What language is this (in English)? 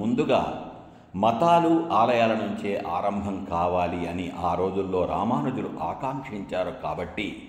Telugu